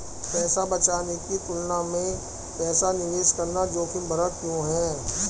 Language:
Hindi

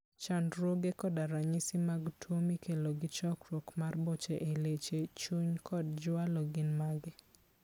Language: Luo (Kenya and Tanzania)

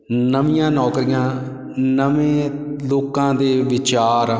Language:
Punjabi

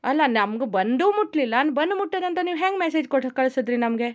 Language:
Kannada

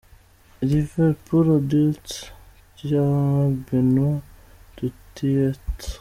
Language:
Kinyarwanda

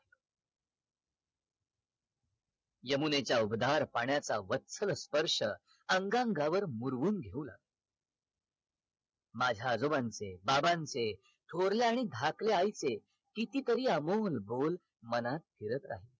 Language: Marathi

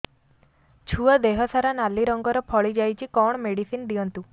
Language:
Odia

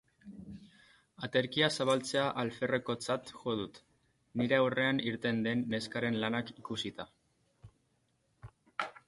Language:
Basque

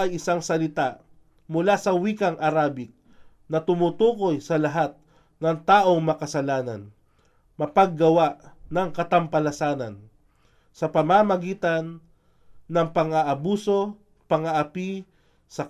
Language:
Filipino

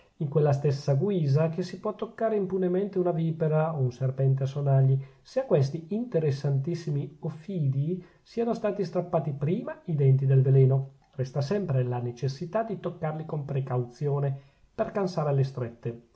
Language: Italian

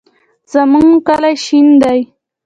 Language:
Pashto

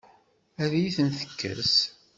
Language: Kabyle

